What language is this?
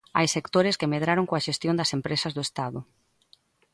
Galician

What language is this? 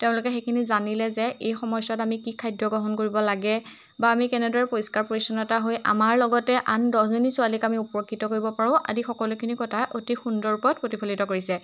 Assamese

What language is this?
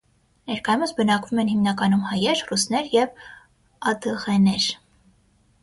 Armenian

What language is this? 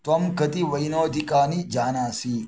Sanskrit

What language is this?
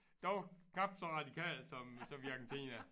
Danish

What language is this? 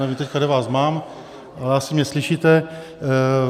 Czech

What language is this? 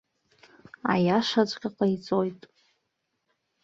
Abkhazian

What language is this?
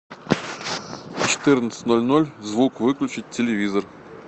Russian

